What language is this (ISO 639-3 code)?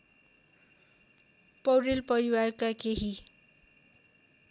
nep